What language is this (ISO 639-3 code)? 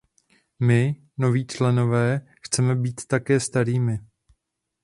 ces